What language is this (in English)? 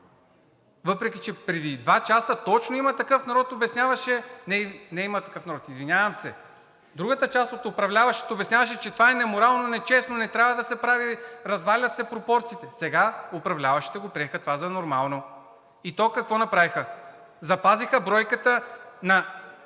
Bulgarian